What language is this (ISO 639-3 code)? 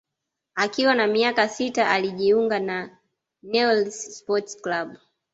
swa